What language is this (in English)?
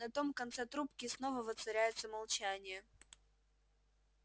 Russian